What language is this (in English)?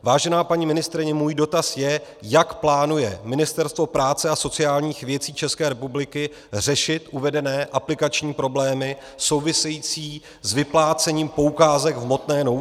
Czech